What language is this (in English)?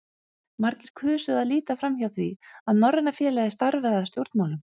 Icelandic